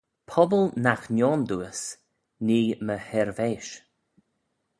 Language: Manx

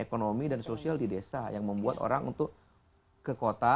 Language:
Indonesian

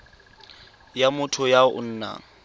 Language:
Tswana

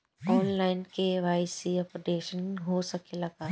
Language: Bhojpuri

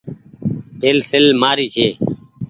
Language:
Goaria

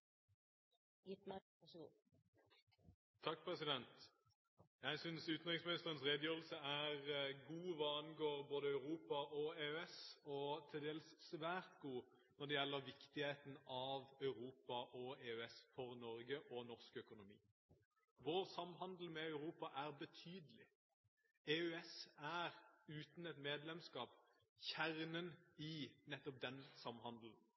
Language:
Norwegian Bokmål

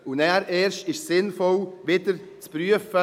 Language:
Swiss German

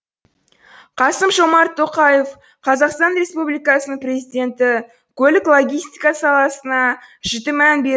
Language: Kazakh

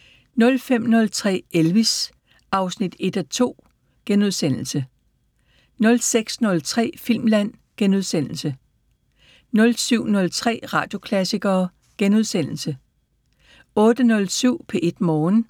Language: Danish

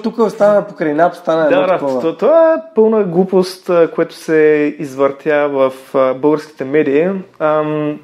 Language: Bulgarian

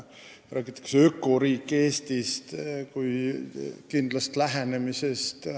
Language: Estonian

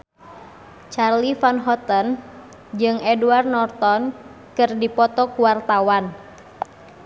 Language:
Sundanese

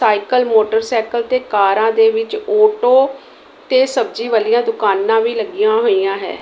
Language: Punjabi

